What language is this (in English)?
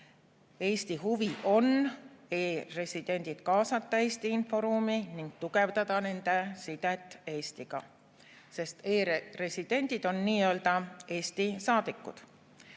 Estonian